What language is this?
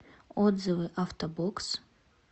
Russian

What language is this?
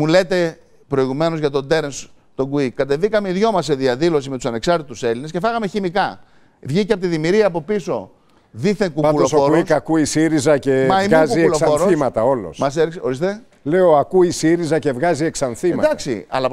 Greek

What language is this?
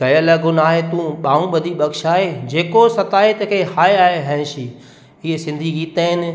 Sindhi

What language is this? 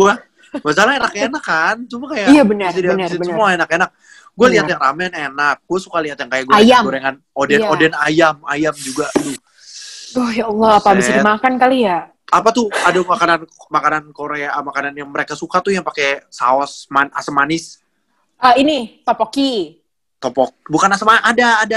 Indonesian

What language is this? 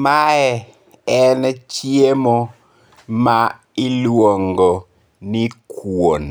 Luo (Kenya and Tanzania)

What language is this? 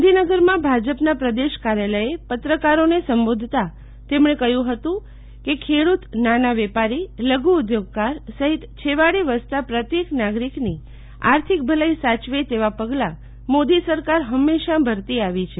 Gujarati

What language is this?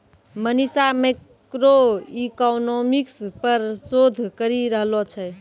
Maithili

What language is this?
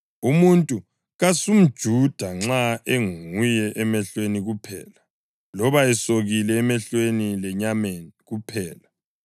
North Ndebele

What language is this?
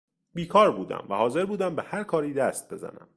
Persian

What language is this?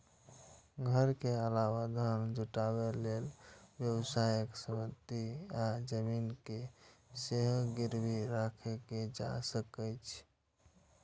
Maithili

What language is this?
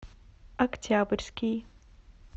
Russian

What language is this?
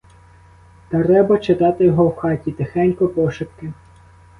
Ukrainian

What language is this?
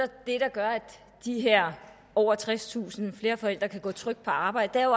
Danish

